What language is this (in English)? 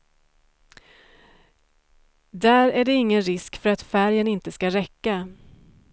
Swedish